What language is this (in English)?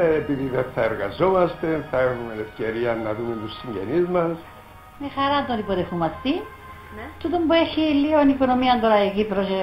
Greek